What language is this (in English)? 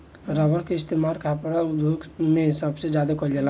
Bhojpuri